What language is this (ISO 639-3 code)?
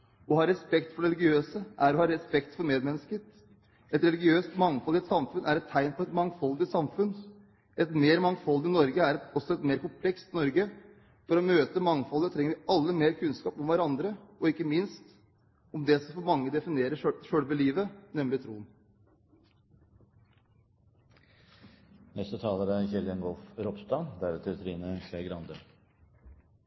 nor